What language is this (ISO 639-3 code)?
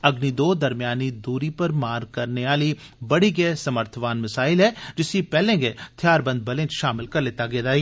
doi